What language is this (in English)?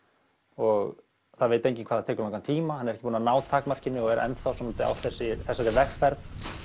Icelandic